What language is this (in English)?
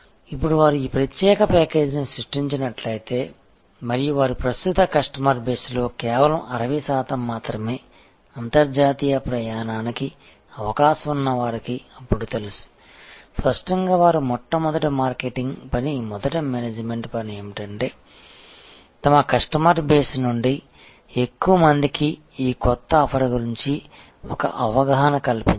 Telugu